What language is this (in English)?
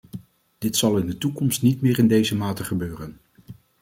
Dutch